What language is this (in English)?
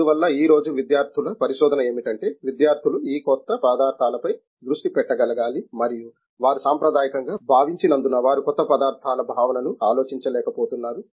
Telugu